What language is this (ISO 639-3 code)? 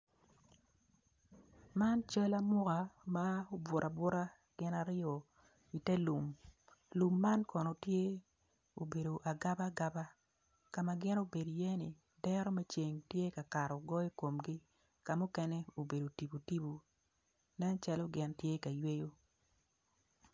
ach